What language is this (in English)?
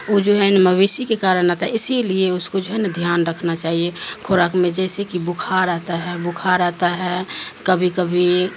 Urdu